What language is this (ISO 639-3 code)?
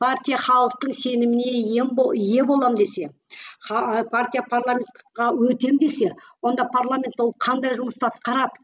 kaz